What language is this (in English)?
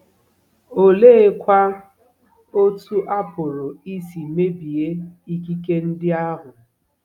Igbo